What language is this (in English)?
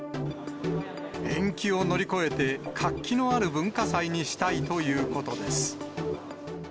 Japanese